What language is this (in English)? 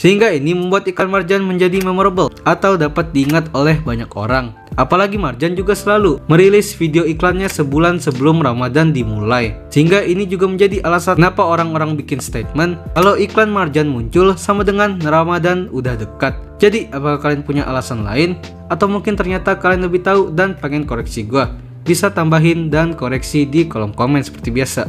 Indonesian